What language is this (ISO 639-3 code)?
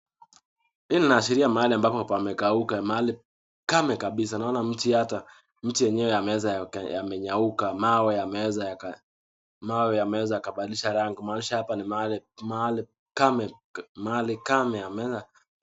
swa